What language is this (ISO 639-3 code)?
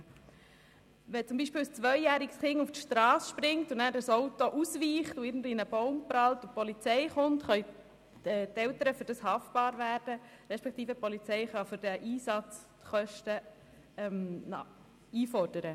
gsw